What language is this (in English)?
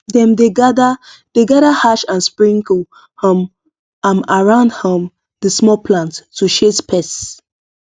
Nigerian Pidgin